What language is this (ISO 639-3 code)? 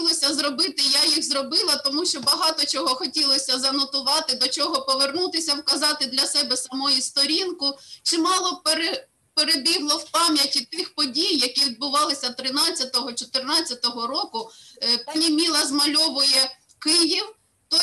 ukr